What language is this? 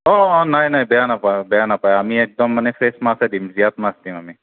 Assamese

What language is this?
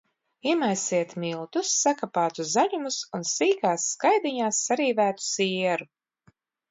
Latvian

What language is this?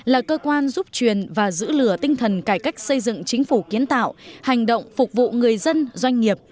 Vietnamese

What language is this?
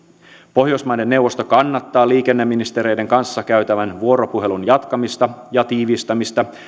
Finnish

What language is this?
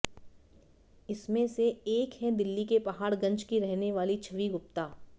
Hindi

